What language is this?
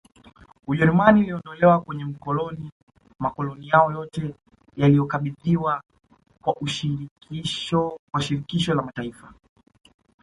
Swahili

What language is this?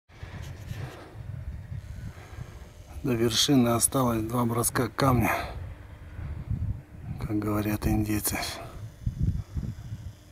Russian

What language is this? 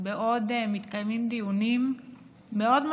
Hebrew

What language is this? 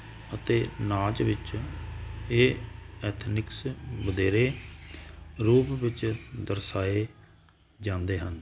Punjabi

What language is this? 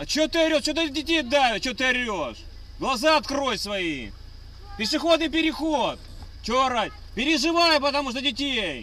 Russian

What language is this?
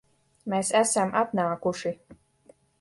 Latvian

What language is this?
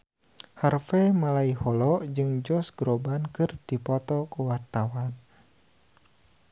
Sundanese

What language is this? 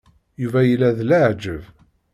Kabyle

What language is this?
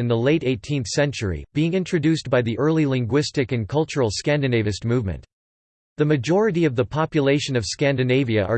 English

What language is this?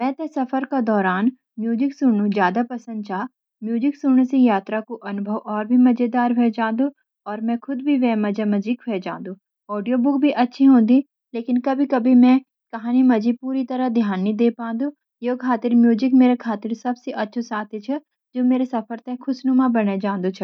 Garhwali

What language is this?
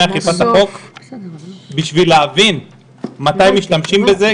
Hebrew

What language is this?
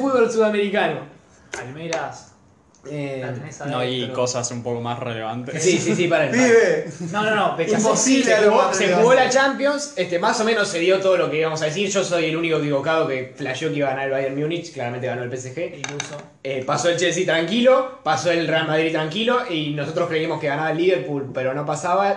Spanish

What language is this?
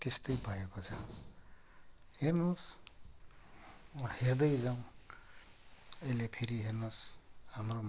Nepali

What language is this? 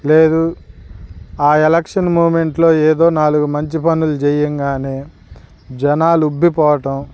Telugu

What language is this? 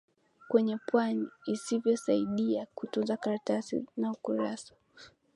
Swahili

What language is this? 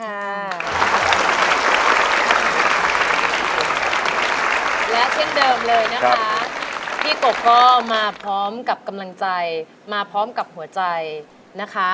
Thai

